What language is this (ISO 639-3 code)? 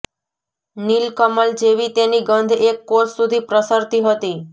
guj